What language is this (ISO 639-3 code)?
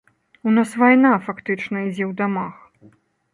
bel